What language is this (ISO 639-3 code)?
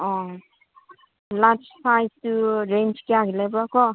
mni